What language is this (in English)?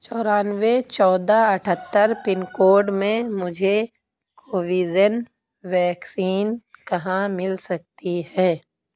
Urdu